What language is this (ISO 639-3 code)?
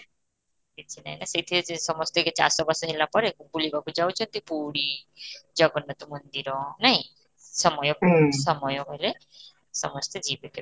ori